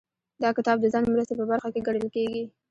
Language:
Pashto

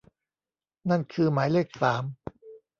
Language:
Thai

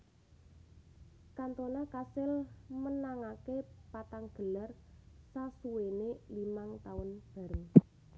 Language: Javanese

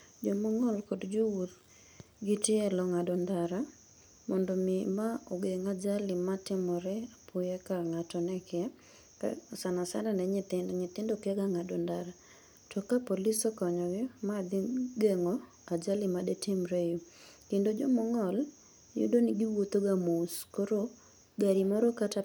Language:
Luo (Kenya and Tanzania)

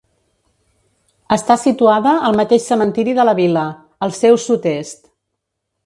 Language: Catalan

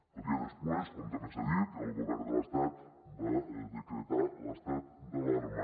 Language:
Catalan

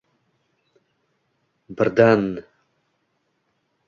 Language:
Uzbek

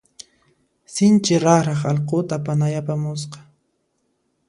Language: Puno Quechua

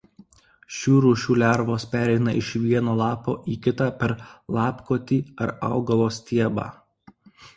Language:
Lithuanian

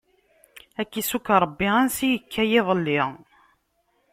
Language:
Kabyle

